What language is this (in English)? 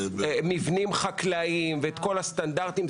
Hebrew